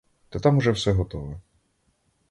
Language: Ukrainian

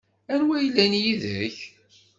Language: Kabyle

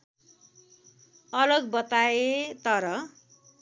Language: Nepali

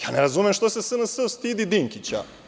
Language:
Serbian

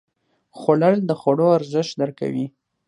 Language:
Pashto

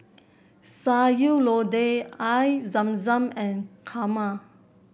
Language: English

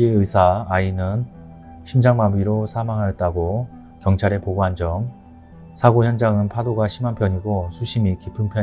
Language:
Korean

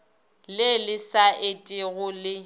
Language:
Northern Sotho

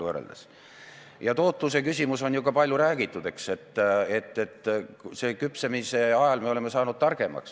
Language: Estonian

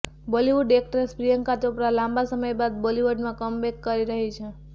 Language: Gujarati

